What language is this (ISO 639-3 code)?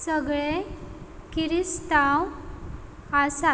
kok